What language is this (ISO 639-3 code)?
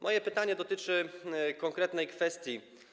pol